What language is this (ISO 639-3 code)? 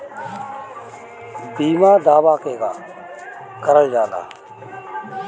bho